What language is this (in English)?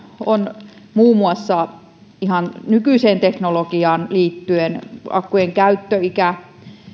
Finnish